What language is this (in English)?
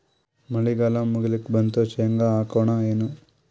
Kannada